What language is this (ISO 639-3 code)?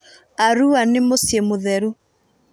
kik